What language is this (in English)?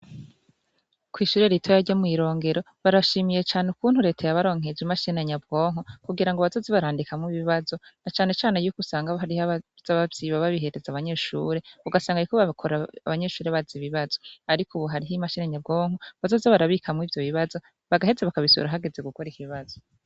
Rundi